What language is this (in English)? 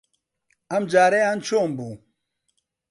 Central Kurdish